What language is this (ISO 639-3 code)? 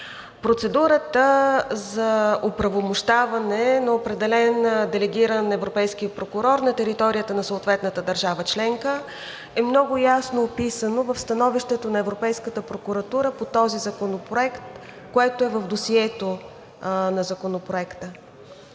bul